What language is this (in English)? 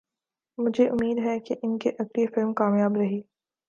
Urdu